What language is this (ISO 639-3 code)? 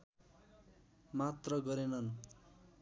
nep